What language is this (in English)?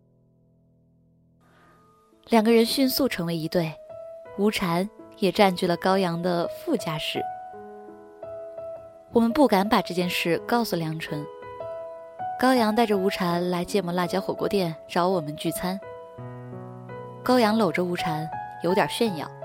Chinese